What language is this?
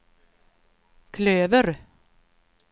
Swedish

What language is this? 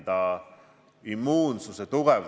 Estonian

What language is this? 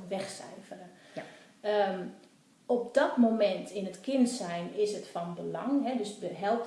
Dutch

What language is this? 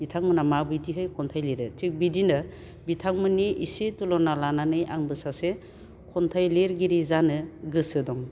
Bodo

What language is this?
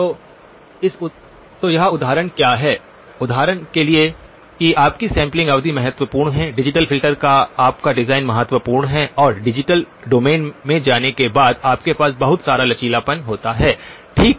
Hindi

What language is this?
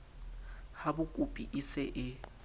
Southern Sotho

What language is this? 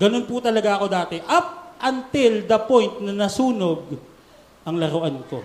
Filipino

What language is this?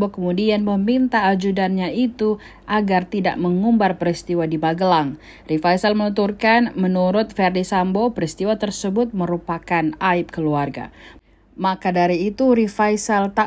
Indonesian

